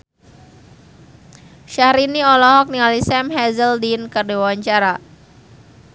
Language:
Sundanese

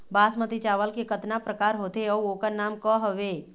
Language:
Chhattisgarhi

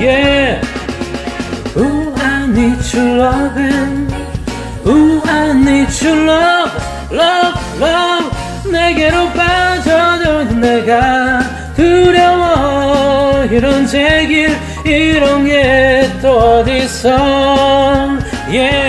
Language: Korean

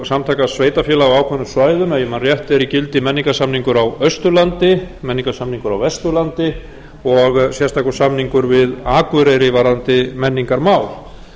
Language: Icelandic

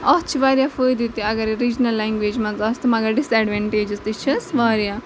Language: Kashmiri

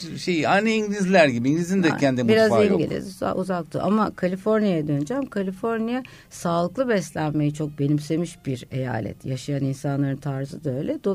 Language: Turkish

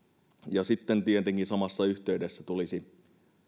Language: Finnish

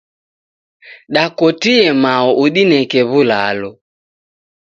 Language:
Taita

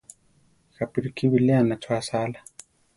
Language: Central Tarahumara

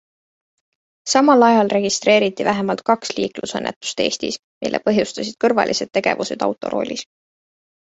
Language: Estonian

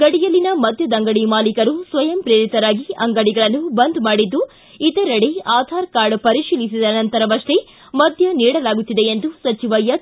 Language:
Kannada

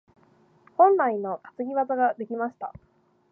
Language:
Japanese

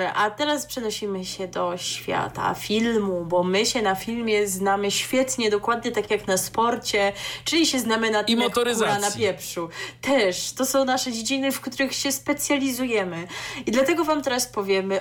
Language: Polish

